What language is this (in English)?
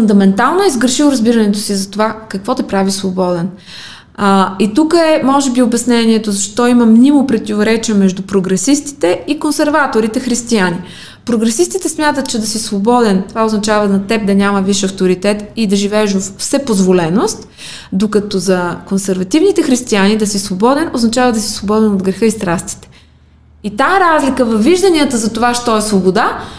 Bulgarian